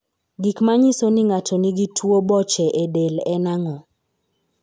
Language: Luo (Kenya and Tanzania)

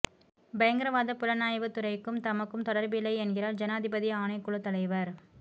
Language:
Tamil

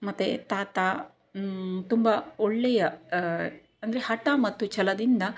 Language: Kannada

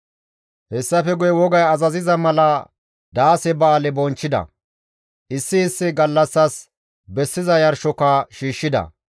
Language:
Gamo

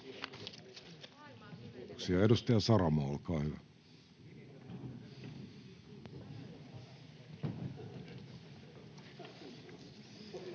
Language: Finnish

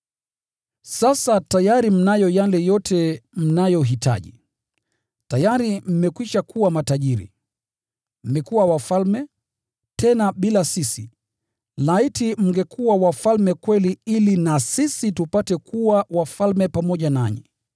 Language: Swahili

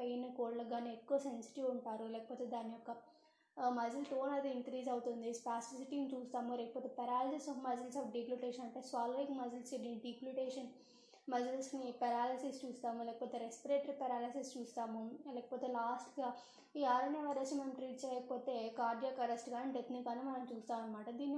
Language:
Telugu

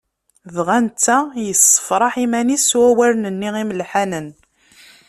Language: Kabyle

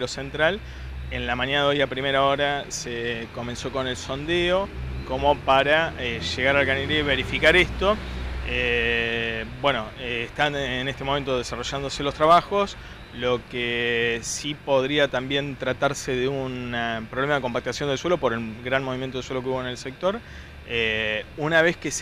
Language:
Spanish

